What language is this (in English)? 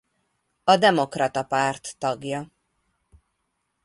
Hungarian